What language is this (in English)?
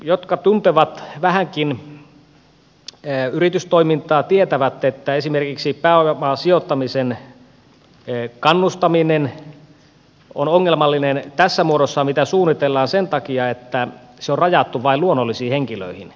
Finnish